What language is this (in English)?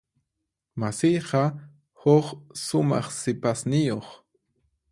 Puno Quechua